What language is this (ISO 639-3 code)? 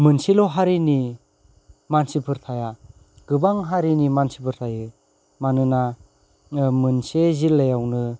brx